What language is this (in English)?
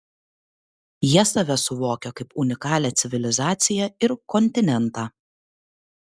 Lithuanian